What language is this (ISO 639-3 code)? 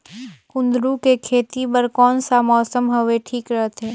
hne